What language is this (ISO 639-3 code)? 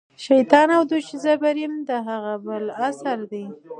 pus